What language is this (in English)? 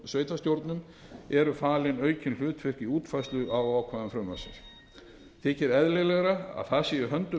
Icelandic